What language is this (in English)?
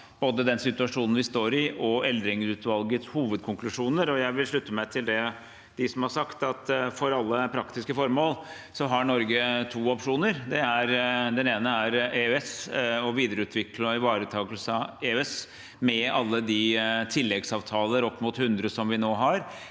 Norwegian